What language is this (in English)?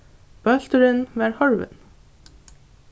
Faroese